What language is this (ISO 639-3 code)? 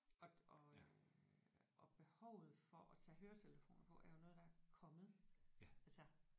dan